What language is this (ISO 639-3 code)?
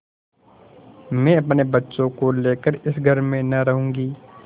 hin